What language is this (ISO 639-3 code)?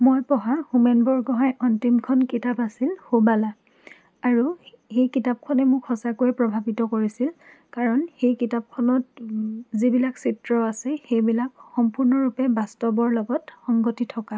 asm